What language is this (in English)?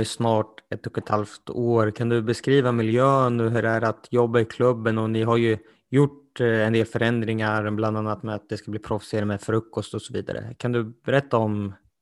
Swedish